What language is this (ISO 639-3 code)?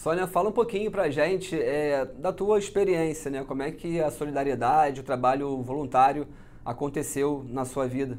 por